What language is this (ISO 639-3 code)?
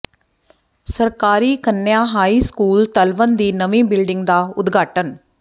pan